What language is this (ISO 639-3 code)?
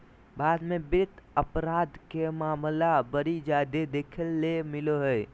mag